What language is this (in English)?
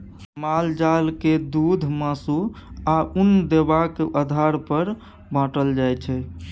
Maithili